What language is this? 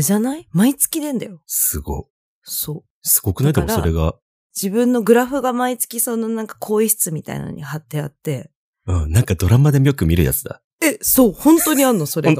Japanese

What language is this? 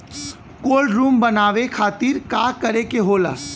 Bhojpuri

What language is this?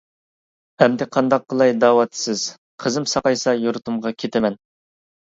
Uyghur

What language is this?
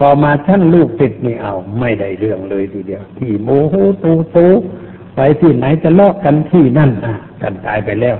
Thai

